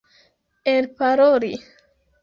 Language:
Esperanto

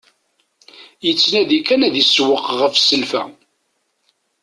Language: Kabyle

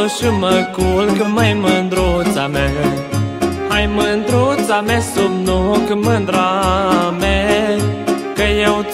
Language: Romanian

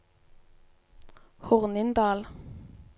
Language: Norwegian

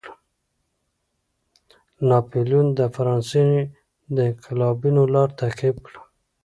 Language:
Pashto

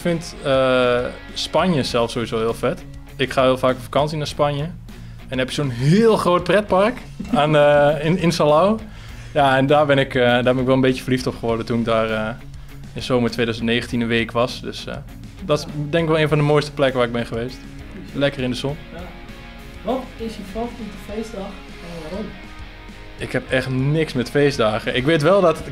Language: Dutch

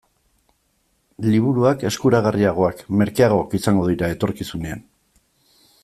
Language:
Basque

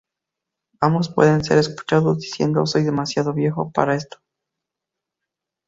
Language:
Spanish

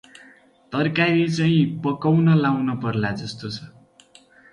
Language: Nepali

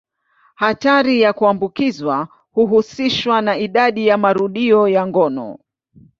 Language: Swahili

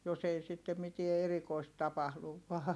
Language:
Finnish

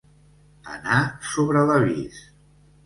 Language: Catalan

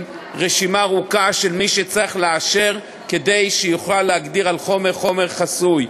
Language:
Hebrew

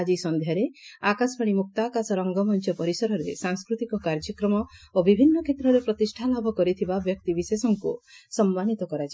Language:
Odia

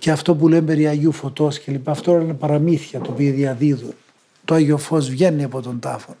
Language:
Greek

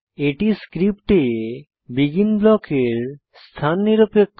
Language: Bangla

